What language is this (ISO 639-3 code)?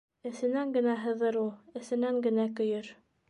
bak